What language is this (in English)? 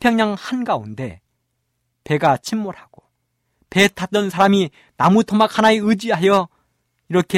Korean